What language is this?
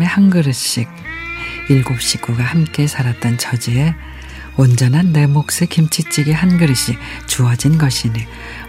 Korean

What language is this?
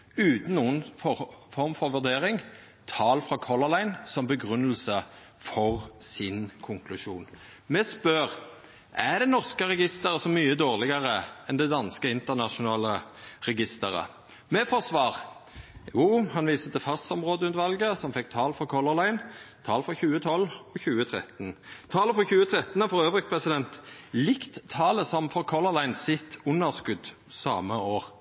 Norwegian Nynorsk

